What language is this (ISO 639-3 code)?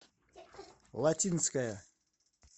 rus